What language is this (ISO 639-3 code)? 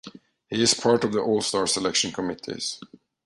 eng